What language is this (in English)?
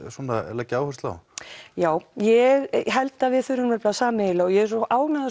Icelandic